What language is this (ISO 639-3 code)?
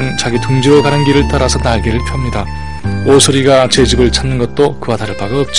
kor